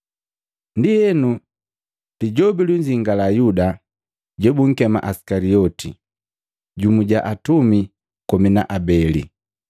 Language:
Matengo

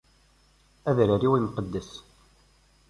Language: Kabyle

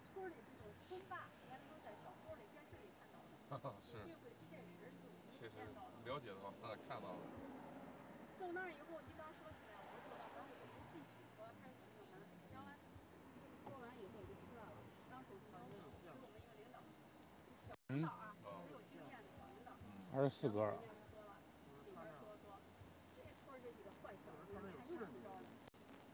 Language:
Chinese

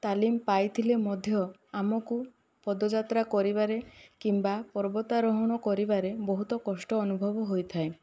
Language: Odia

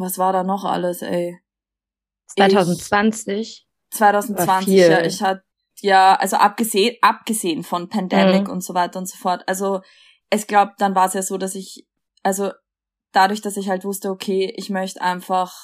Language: German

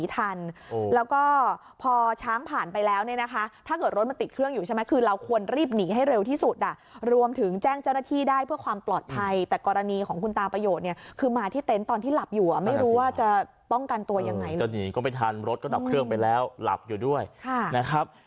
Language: Thai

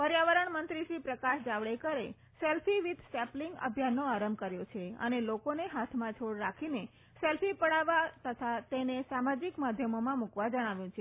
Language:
Gujarati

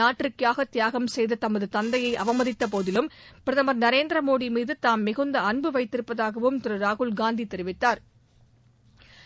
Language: Tamil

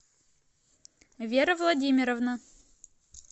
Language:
Russian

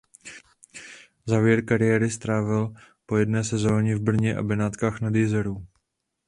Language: Czech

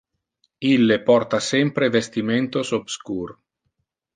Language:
Interlingua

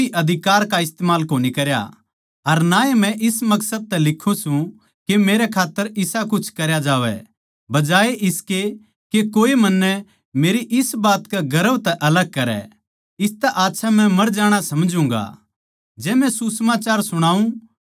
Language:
Haryanvi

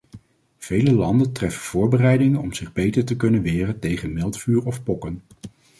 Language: Dutch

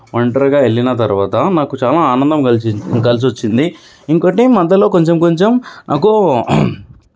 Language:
Telugu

